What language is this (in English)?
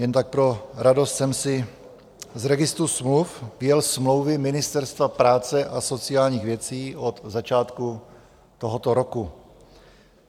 Czech